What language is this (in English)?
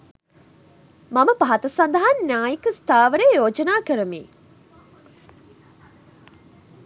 Sinhala